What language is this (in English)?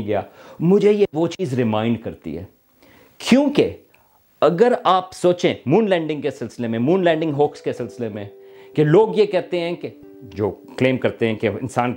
Urdu